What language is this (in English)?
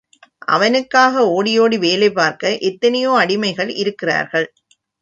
Tamil